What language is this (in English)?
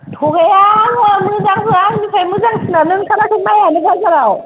Bodo